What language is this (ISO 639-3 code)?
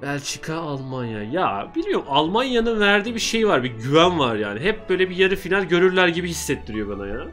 tur